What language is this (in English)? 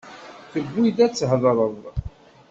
Kabyle